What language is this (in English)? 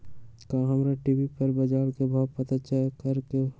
Magahi